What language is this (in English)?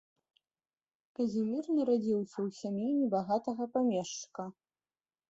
Belarusian